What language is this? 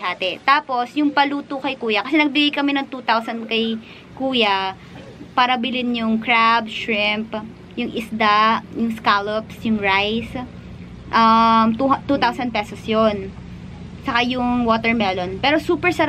Filipino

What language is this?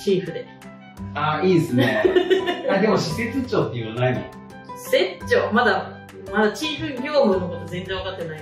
Japanese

